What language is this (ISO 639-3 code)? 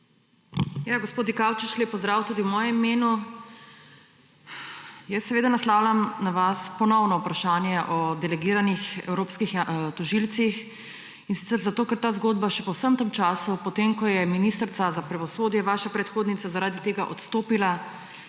slv